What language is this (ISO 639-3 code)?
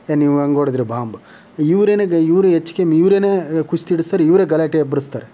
kan